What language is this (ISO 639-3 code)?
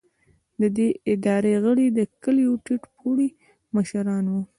pus